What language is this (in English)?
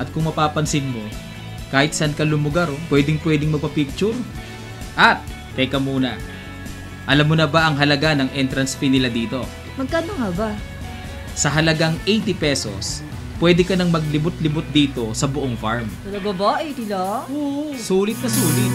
Filipino